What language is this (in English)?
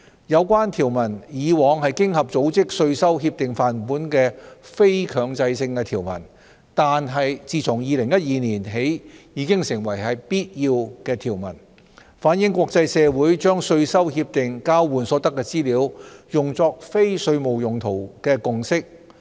Cantonese